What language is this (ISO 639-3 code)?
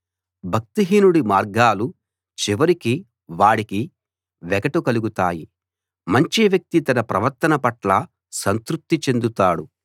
tel